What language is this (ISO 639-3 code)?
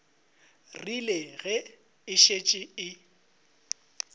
nso